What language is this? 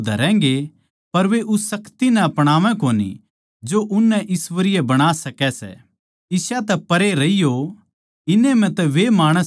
Haryanvi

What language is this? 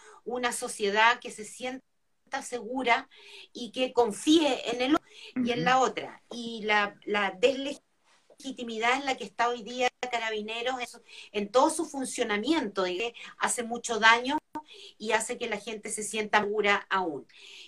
Spanish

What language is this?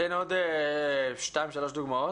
Hebrew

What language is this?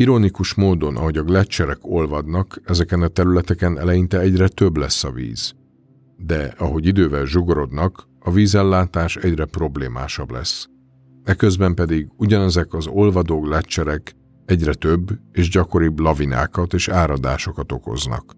Hungarian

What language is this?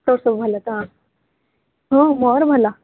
Odia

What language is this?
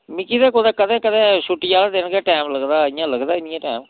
Dogri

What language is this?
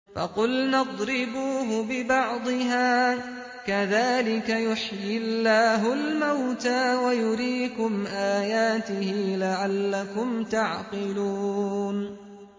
Arabic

